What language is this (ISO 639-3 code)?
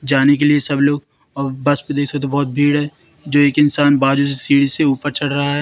hin